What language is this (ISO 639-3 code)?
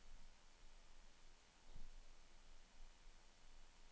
nor